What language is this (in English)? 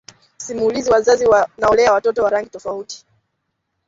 Swahili